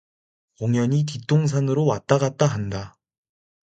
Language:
Korean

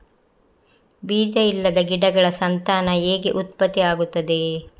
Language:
Kannada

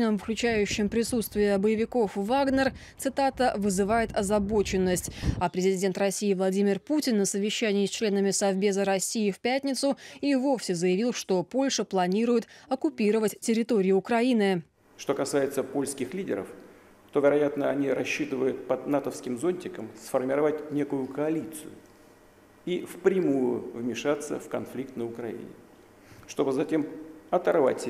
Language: Russian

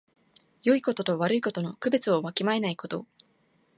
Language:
Japanese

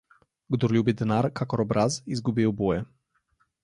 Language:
Slovenian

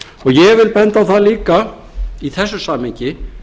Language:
Icelandic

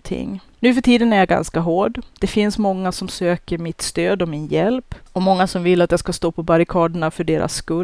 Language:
Swedish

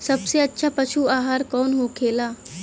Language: Bhojpuri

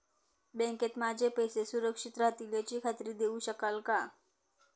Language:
Marathi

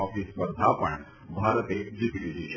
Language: Gujarati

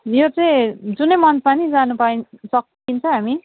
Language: Nepali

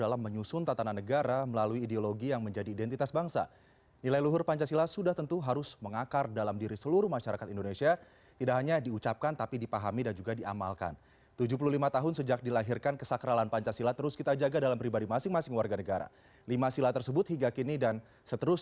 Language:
Indonesian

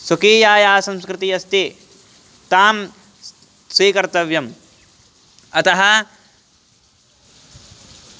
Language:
Sanskrit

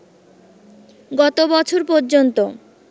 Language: Bangla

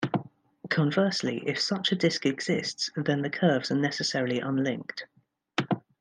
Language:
English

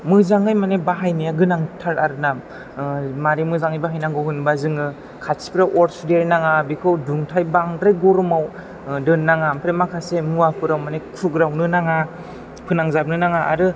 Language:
Bodo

